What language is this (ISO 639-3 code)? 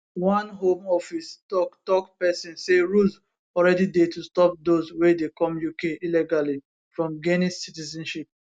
pcm